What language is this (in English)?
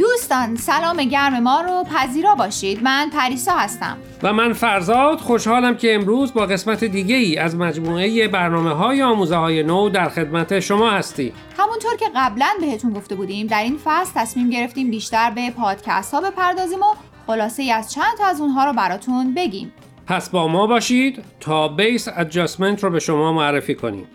Persian